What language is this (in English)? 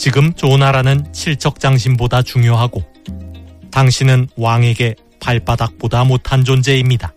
Korean